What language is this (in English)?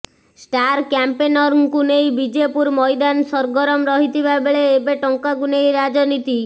Odia